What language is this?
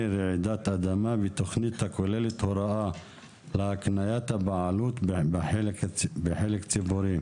Hebrew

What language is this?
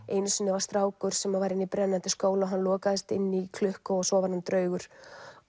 Icelandic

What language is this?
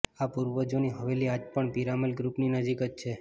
Gujarati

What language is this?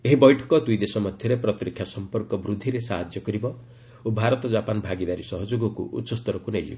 Odia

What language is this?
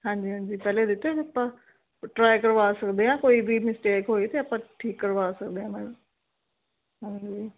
Punjabi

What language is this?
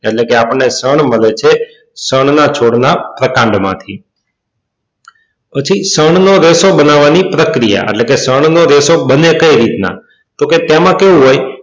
Gujarati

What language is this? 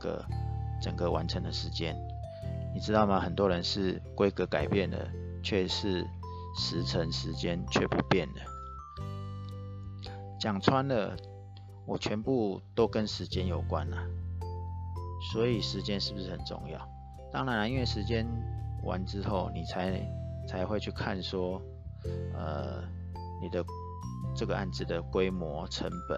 Chinese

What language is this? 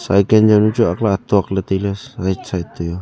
Wancho Naga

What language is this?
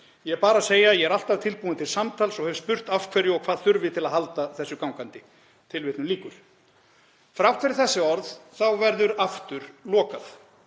Icelandic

